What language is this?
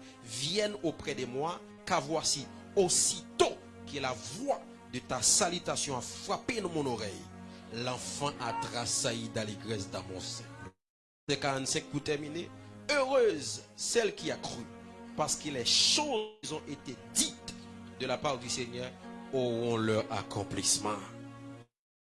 French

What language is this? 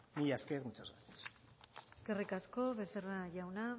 Basque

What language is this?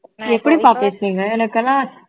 Tamil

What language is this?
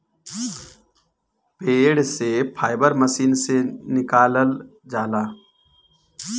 Bhojpuri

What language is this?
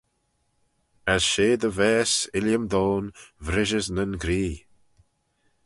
Manx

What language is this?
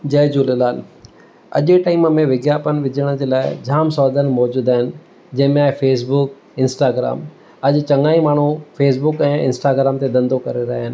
Sindhi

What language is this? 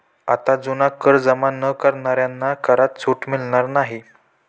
Marathi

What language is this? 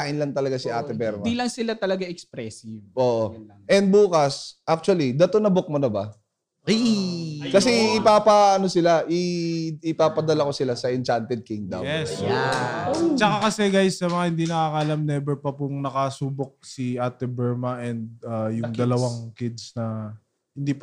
Filipino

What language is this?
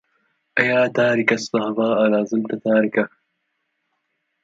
Arabic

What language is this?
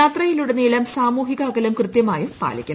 Malayalam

